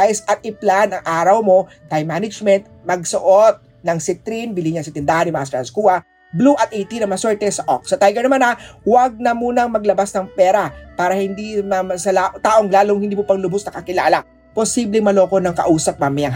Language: Filipino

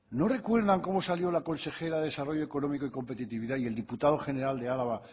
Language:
Spanish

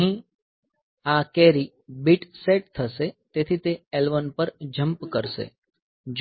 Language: Gujarati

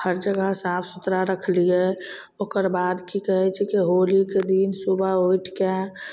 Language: Maithili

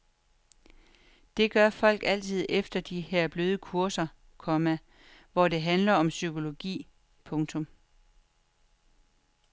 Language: Danish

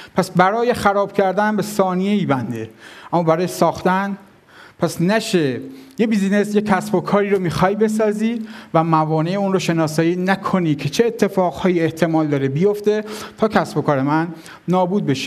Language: Persian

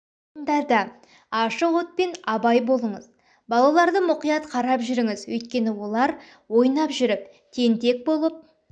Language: Kazakh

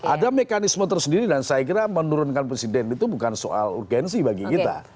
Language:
Indonesian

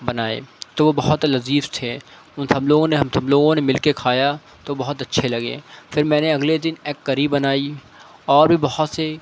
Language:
Urdu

